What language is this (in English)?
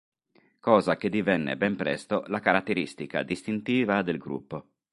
Italian